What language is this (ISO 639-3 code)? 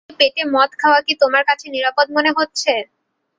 ben